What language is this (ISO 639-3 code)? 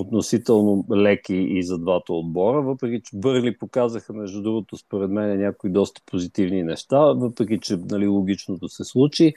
bul